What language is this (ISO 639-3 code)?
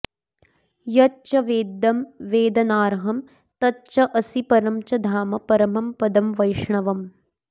san